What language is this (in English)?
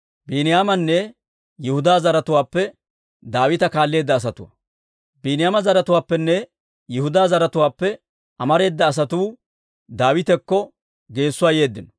Dawro